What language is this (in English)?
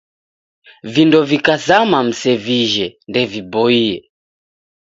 Taita